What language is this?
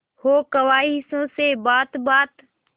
Hindi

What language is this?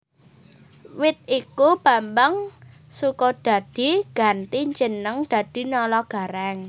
Javanese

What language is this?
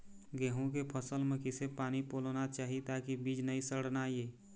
Chhattisgarhi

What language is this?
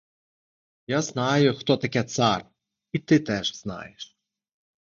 Ukrainian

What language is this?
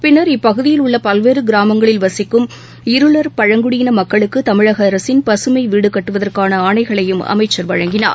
Tamil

